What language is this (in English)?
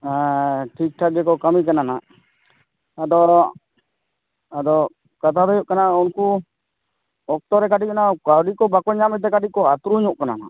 Santali